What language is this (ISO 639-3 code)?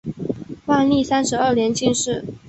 zho